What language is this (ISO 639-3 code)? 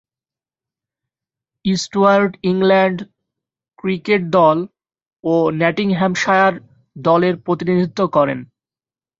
ben